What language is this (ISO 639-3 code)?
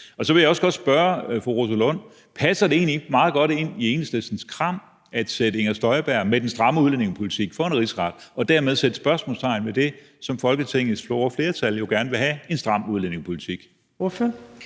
dan